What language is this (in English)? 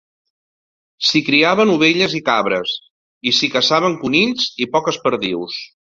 Catalan